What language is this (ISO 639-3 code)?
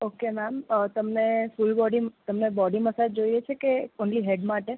guj